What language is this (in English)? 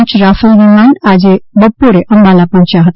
Gujarati